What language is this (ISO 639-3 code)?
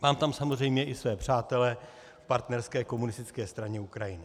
ces